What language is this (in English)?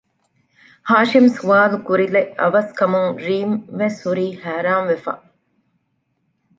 Divehi